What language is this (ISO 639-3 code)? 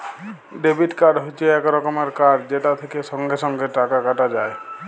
ben